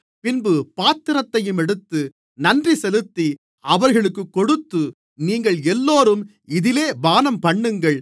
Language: Tamil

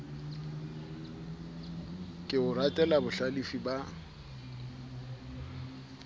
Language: Southern Sotho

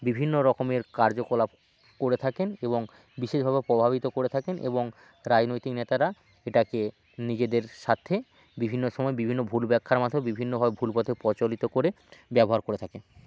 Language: Bangla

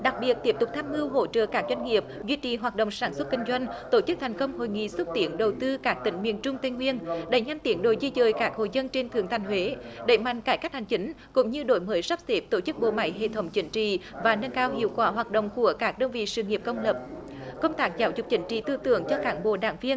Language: Vietnamese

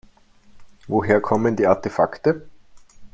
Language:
German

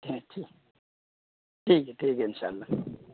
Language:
Urdu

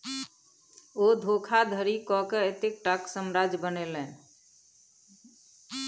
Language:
Maithili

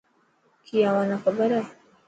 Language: Dhatki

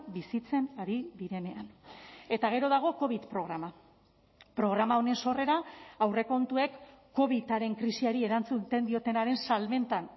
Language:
Basque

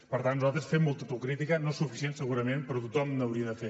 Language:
Catalan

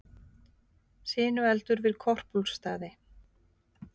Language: Icelandic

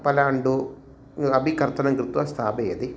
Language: Sanskrit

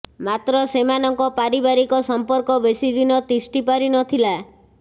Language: Odia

